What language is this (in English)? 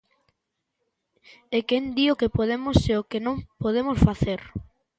Galician